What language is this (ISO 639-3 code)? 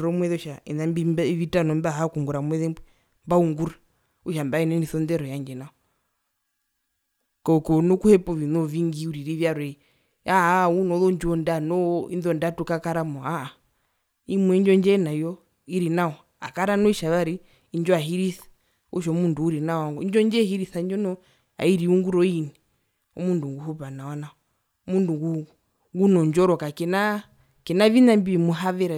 her